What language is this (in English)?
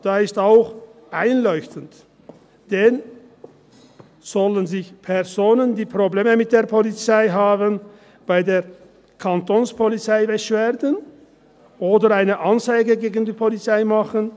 Swiss German